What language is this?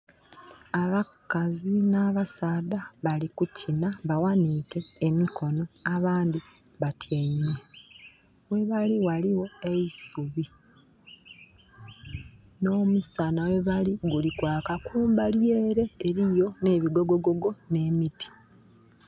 Soga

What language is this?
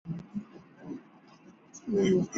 Chinese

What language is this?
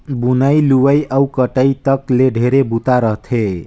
Chhattisgarhi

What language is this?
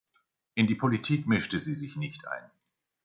German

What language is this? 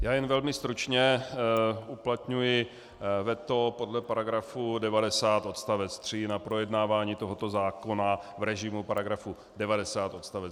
Czech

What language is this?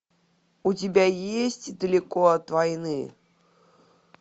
Russian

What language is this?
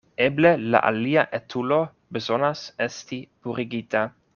Esperanto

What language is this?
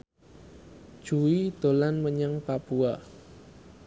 Javanese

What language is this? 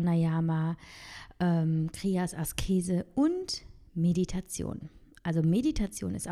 German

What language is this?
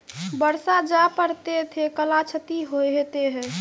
Maithili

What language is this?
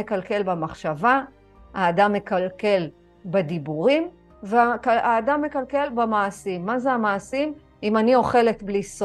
Hebrew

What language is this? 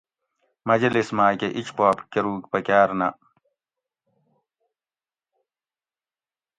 Gawri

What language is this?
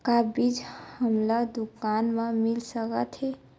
Chhattisgarhi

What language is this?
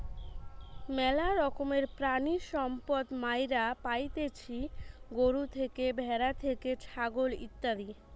Bangla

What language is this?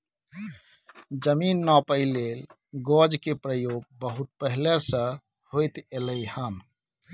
Maithili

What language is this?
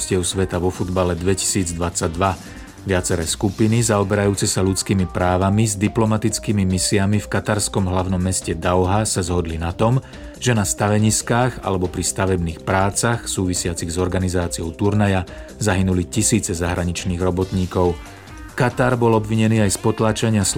Slovak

